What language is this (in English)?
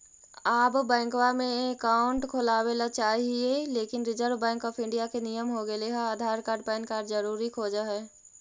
Magahi